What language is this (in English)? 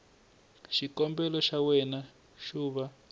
Tsonga